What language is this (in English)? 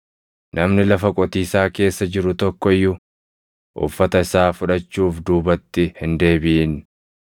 Oromo